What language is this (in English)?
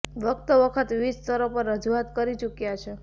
Gujarati